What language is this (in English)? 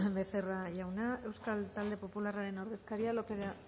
Basque